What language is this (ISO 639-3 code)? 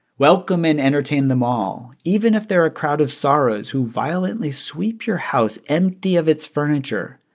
eng